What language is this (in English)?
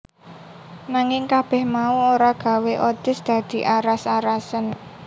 Javanese